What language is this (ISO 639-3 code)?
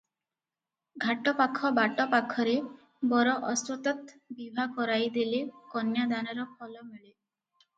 ori